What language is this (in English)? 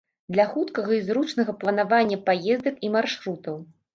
Belarusian